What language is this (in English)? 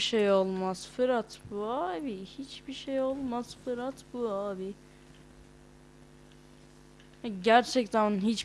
Turkish